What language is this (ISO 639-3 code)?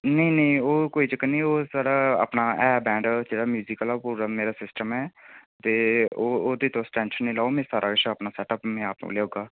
doi